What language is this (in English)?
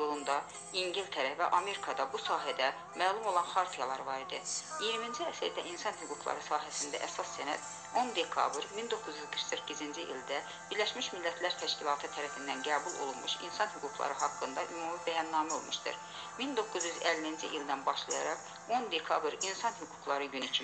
Turkish